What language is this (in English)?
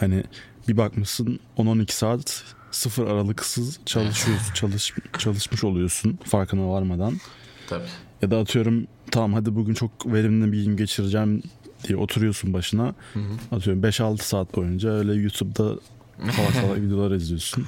Turkish